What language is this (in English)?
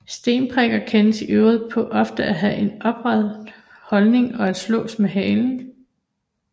Danish